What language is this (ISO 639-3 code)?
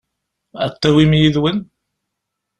kab